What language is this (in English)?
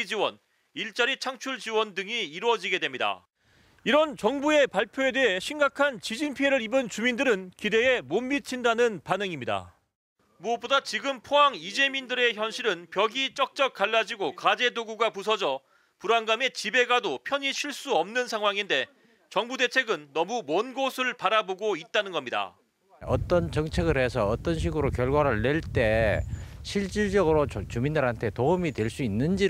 Korean